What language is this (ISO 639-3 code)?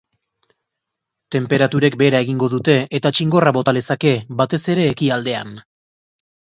eus